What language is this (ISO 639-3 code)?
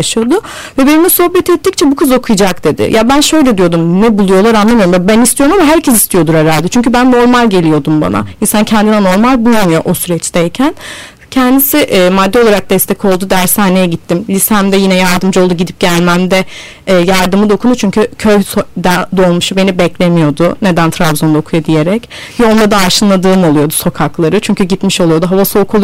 tur